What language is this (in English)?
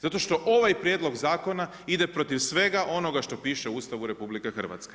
Croatian